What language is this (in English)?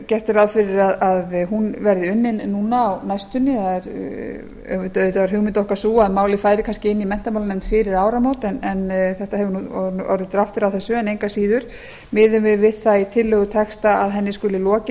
Icelandic